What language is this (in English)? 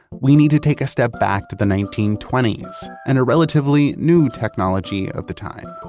English